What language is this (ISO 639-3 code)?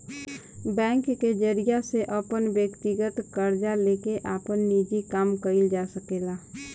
bho